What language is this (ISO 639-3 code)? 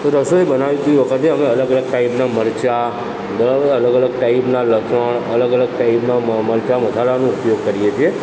guj